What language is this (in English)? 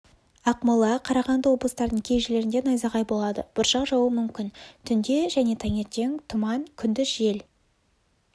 Kazakh